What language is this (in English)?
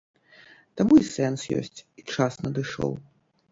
Belarusian